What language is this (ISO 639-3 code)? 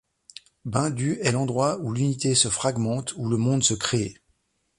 fra